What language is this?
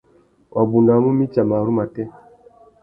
Tuki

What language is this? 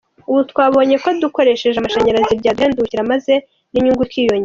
Kinyarwanda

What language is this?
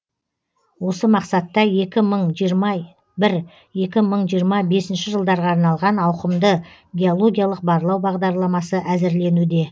Kazakh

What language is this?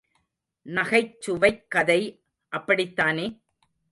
Tamil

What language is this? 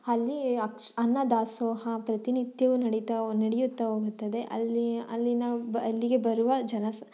Kannada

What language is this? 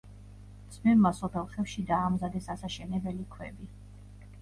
Georgian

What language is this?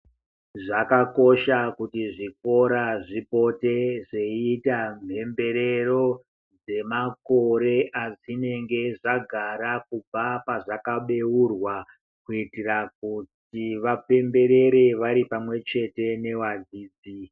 Ndau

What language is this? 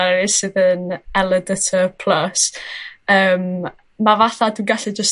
Welsh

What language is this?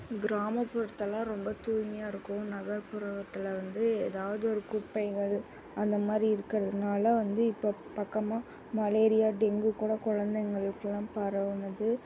Tamil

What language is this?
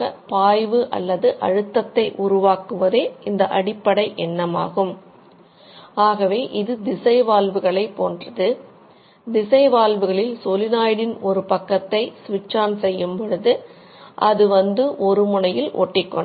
Tamil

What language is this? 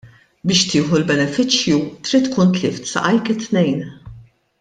Maltese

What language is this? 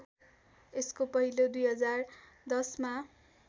Nepali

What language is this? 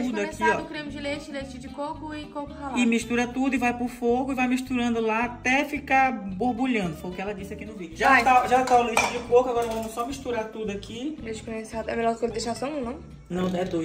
Portuguese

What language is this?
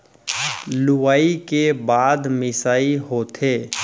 Chhattisgarhi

